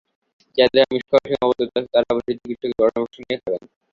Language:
Bangla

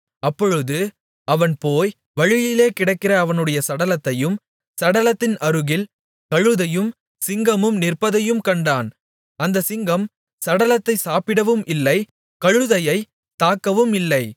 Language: Tamil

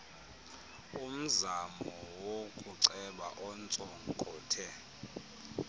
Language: Xhosa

